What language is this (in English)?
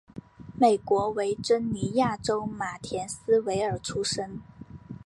Chinese